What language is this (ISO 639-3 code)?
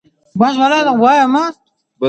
pus